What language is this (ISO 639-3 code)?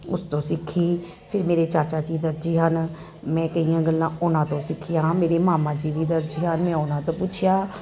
pan